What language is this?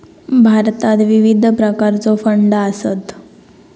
Marathi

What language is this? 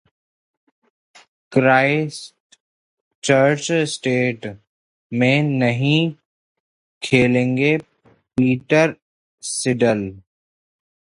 Hindi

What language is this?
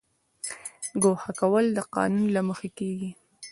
Pashto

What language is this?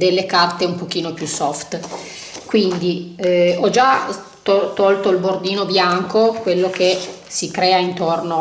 Italian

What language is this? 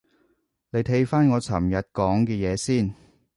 Cantonese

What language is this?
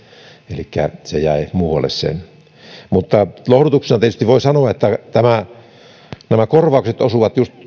Finnish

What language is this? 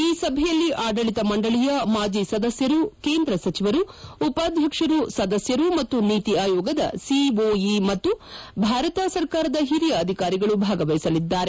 Kannada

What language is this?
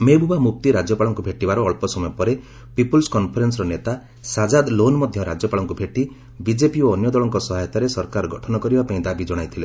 Odia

